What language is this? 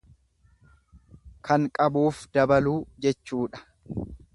Oromo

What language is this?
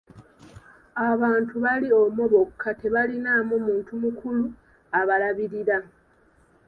Ganda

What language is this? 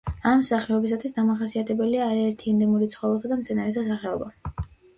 Georgian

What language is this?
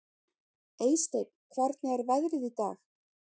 Icelandic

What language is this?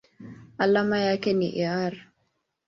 Swahili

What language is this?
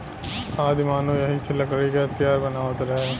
Bhojpuri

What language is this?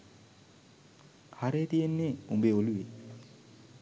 Sinhala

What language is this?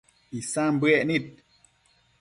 Matsés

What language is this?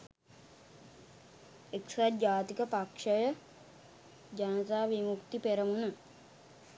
Sinhala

